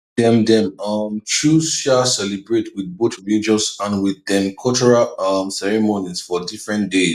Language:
Nigerian Pidgin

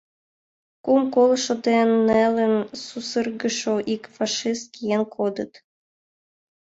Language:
Mari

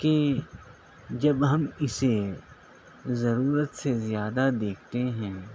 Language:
Urdu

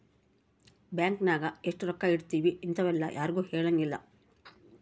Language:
Kannada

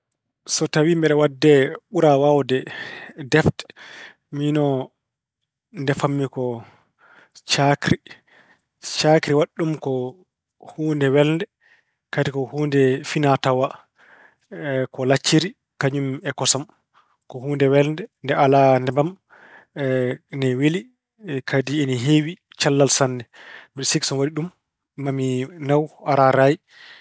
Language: Fula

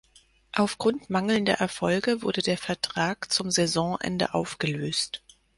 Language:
German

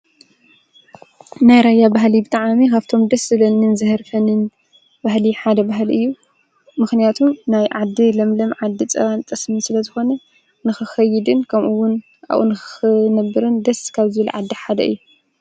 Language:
Tigrinya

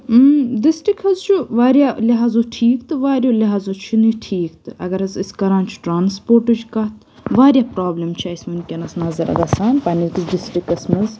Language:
Kashmiri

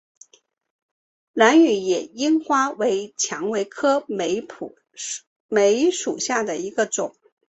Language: Chinese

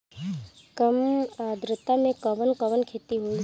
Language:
Bhojpuri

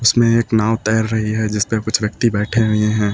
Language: Hindi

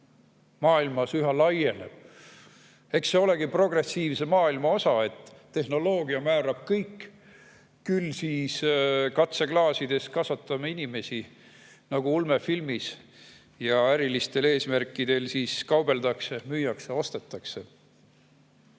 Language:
Estonian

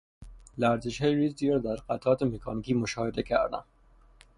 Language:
Persian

